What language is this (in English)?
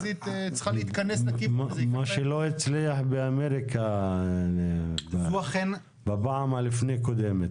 Hebrew